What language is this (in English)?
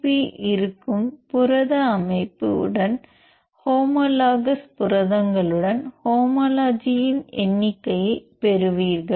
Tamil